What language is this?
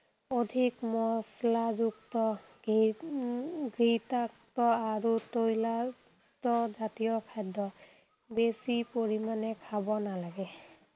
Assamese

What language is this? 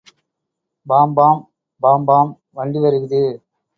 Tamil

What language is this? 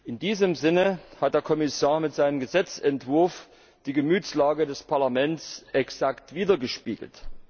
German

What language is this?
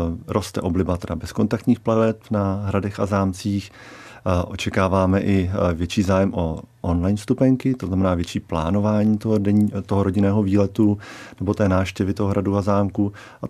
Czech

